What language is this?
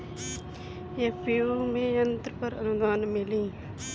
Bhojpuri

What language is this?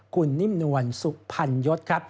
Thai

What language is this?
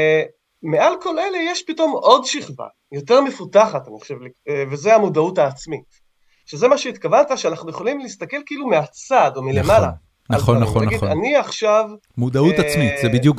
Hebrew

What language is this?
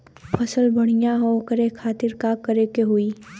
Bhojpuri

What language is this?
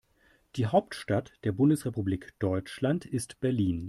German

